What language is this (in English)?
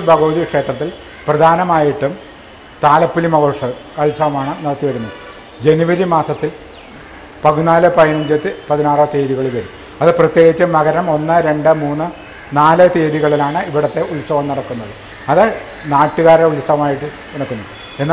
Malayalam